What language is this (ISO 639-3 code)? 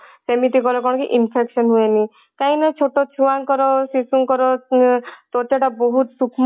ori